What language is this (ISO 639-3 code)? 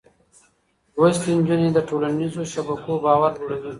pus